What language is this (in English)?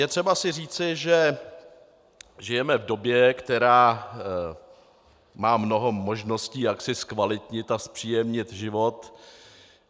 Czech